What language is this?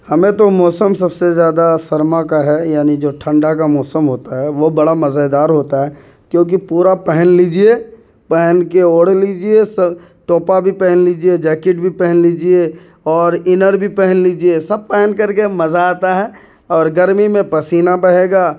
Urdu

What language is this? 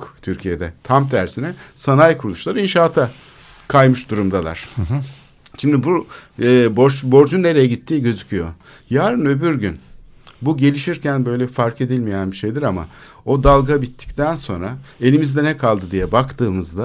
Turkish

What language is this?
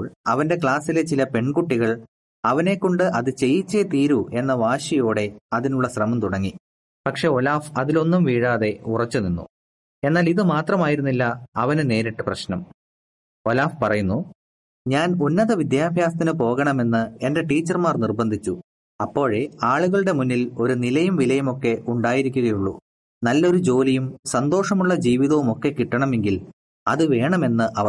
Malayalam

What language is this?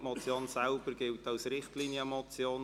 Swiss German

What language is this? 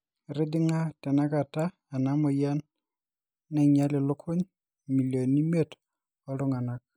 Masai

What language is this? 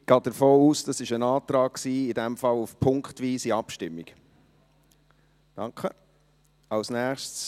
Swiss German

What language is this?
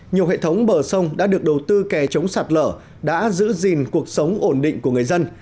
Vietnamese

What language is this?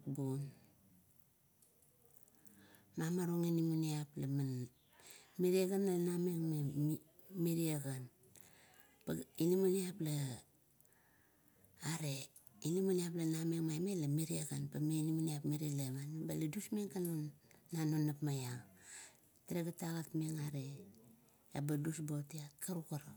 Kuot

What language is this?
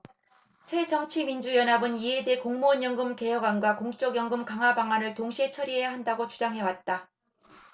Korean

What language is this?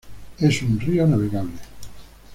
Spanish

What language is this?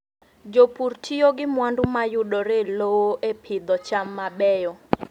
Luo (Kenya and Tanzania)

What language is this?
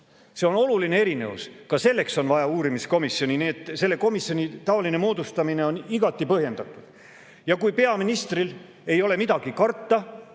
Estonian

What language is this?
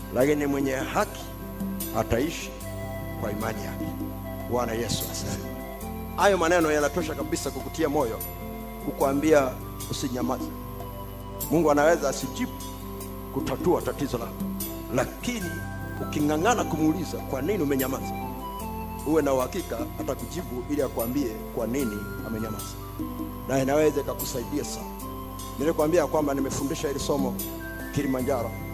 Swahili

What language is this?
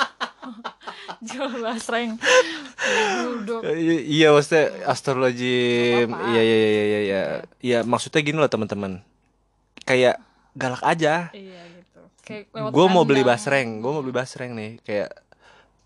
Indonesian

